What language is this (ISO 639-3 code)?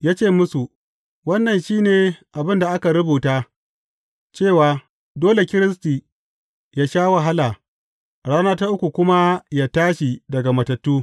hau